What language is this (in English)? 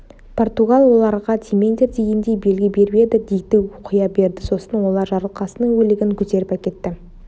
Kazakh